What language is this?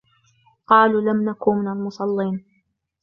Arabic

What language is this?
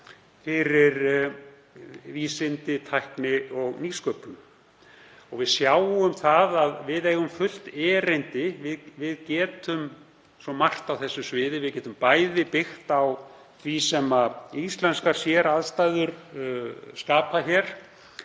Icelandic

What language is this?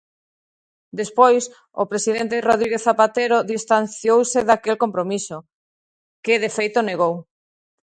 Galician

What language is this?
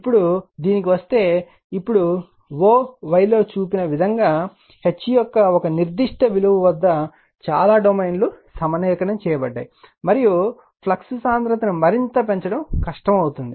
Telugu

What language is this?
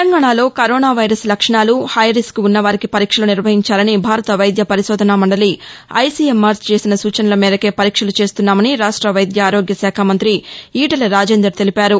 Telugu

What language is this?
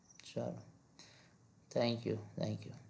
Gujarati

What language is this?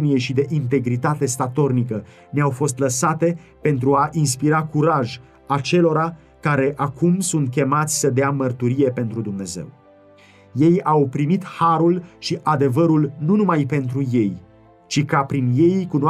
Romanian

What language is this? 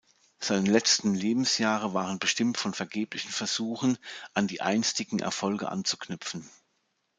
German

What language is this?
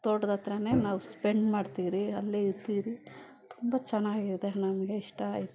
Kannada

